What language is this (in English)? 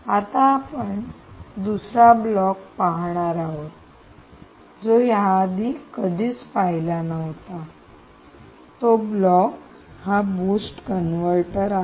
Marathi